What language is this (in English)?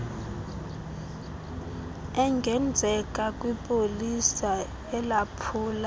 Xhosa